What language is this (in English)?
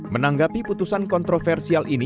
Indonesian